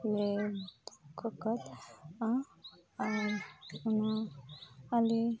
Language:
Santali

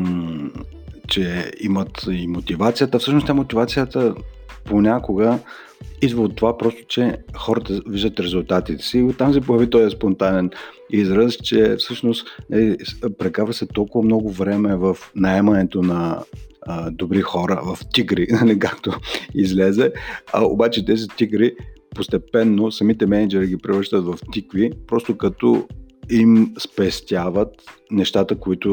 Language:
Bulgarian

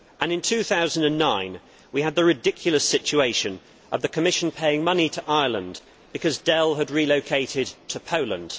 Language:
English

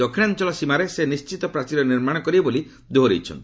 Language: Odia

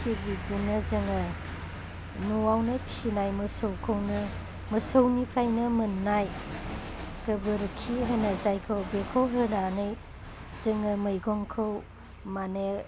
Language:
Bodo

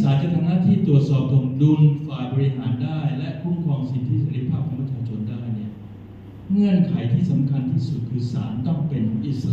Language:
Thai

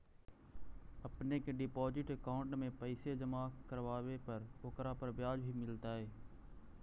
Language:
Magahi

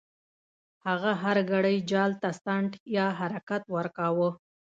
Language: Pashto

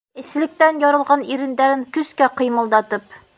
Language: Bashkir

